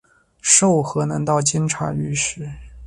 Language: Chinese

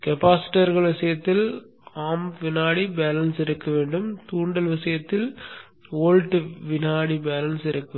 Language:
Tamil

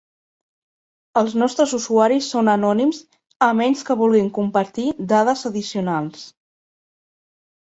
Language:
Catalan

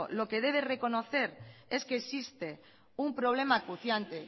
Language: Spanish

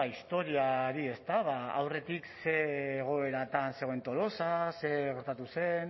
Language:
Basque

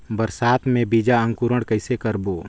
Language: Chhattisgarhi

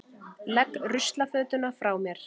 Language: Icelandic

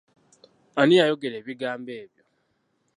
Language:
Ganda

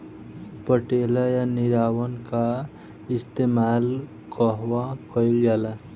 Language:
Bhojpuri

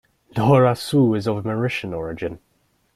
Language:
English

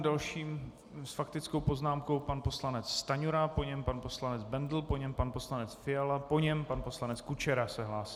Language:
Czech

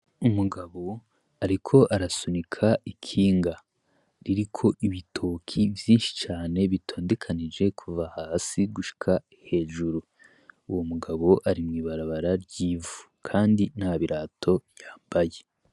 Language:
Rundi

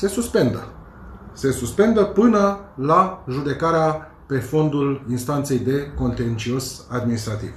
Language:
Romanian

